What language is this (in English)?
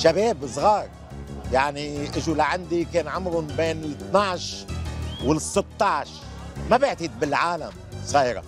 Arabic